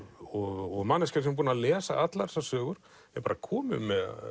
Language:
Icelandic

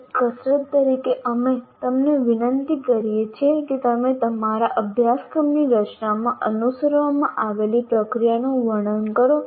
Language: Gujarati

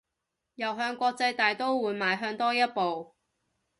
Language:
Cantonese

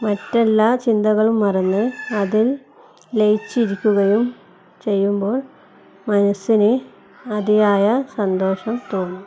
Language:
Malayalam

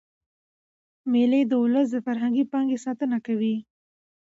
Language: Pashto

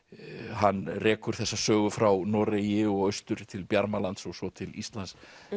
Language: Icelandic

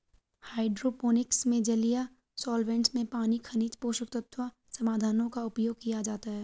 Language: Hindi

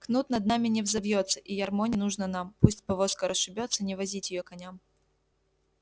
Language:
Russian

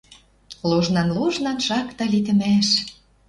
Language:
Western Mari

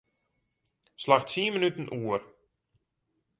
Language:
Western Frisian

